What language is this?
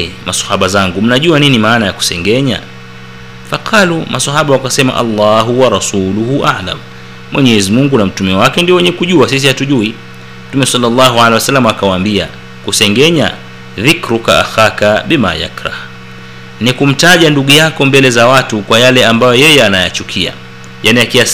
Swahili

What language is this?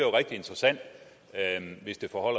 Danish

